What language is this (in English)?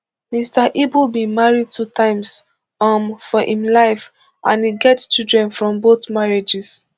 Nigerian Pidgin